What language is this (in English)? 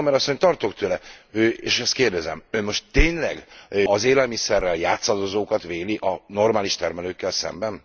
Hungarian